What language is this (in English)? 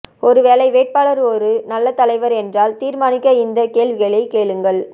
Tamil